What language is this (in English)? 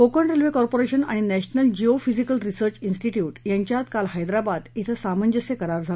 Marathi